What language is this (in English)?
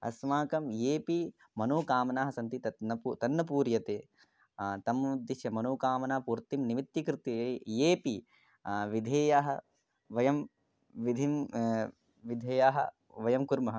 Sanskrit